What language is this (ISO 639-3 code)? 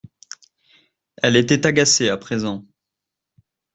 fra